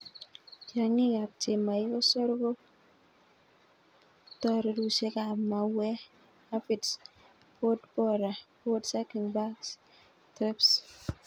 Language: Kalenjin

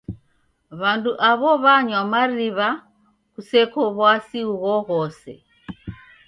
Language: Taita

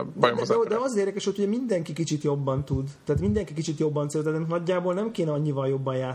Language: Hungarian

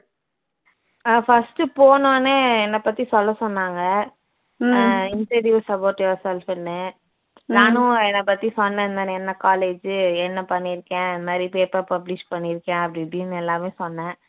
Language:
Tamil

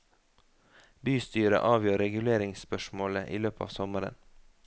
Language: Norwegian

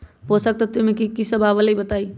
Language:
Magahi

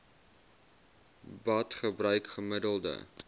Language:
Afrikaans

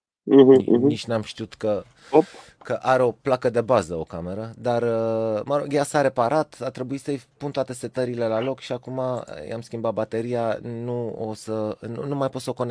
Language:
Romanian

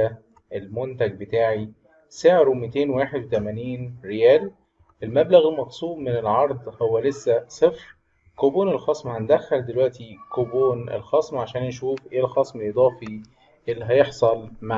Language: Arabic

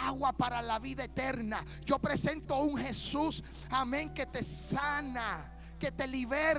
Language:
Spanish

